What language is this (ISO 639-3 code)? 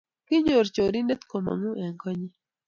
kln